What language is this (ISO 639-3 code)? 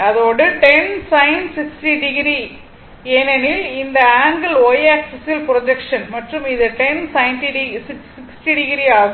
tam